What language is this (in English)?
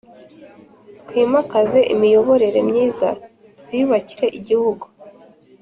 Kinyarwanda